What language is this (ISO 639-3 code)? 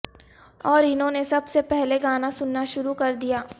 urd